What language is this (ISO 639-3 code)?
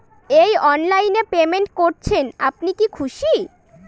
ben